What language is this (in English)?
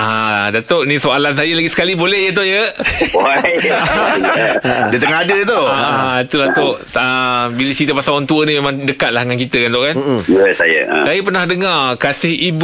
Malay